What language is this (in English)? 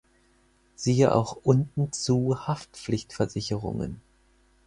German